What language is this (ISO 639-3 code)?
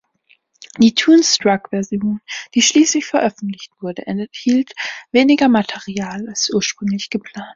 deu